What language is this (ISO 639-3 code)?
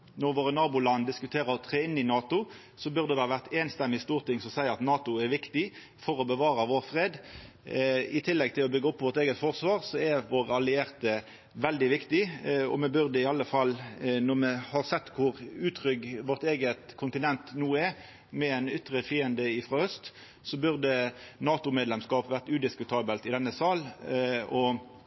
nno